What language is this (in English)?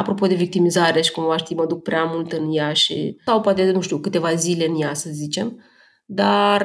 Romanian